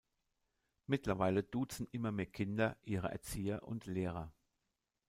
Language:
German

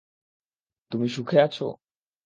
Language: Bangla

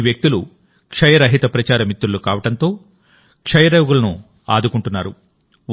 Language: Telugu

